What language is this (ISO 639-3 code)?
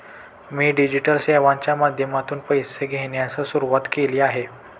mar